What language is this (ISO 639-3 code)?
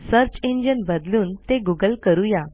mar